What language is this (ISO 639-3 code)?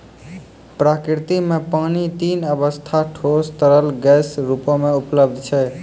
mai